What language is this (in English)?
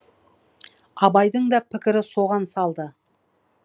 Kazakh